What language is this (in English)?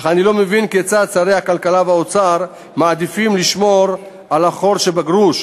Hebrew